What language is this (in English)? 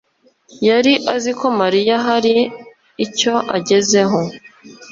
Kinyarwanda